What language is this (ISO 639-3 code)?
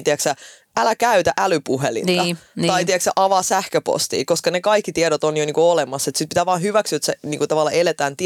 fin